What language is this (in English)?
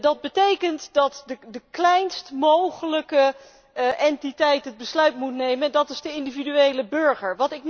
Dutch